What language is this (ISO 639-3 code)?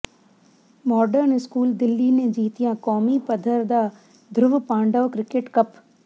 pan